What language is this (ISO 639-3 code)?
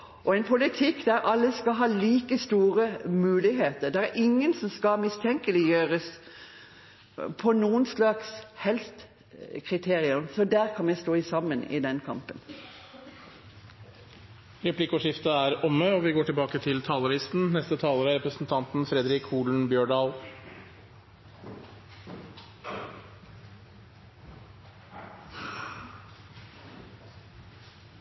nor